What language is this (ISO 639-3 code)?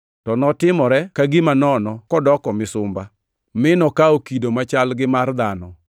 luo